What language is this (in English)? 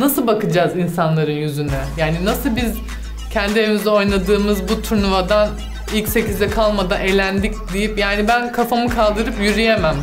Turkish